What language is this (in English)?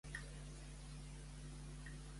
Catalan